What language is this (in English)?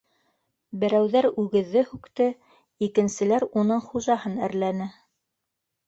Bashkir